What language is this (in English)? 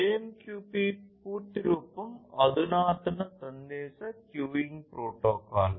Telugu